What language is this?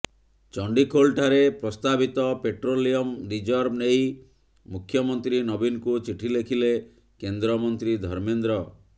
Odia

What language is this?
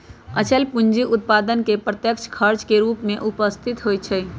Magahi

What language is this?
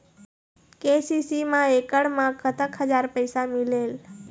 Chhattisgarhi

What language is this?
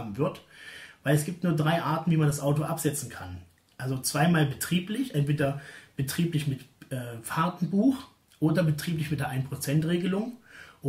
German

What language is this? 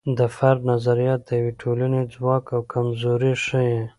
Pashto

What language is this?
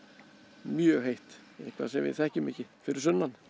Icelandic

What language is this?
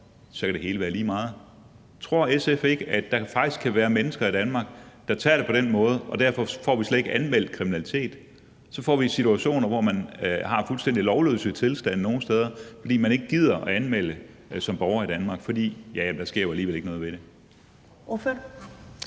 Danish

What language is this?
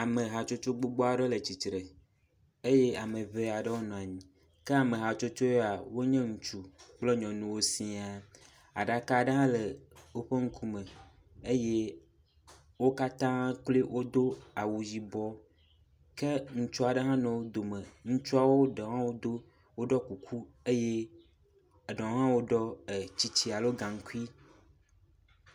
Ewe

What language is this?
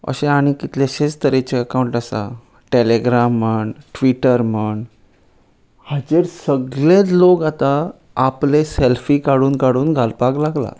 Konkani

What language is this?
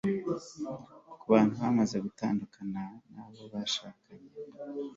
Kinyarwanda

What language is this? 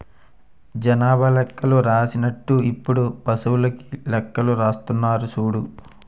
Telugu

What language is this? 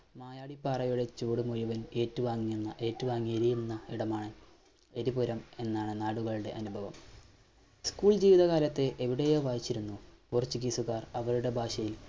Malayalam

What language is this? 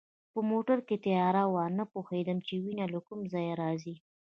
Pashto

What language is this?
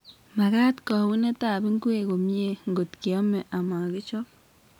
Kalenjin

